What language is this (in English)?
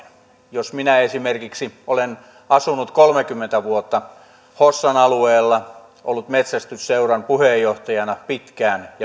Finnish